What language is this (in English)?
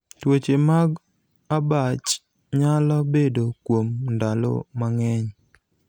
Luo (Kenya and Tanzania)